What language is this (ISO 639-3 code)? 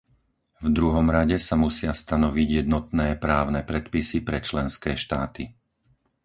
slk